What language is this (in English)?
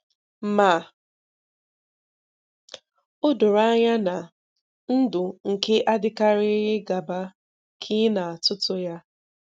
Igbo